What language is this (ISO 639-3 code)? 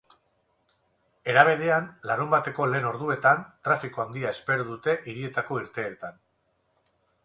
eus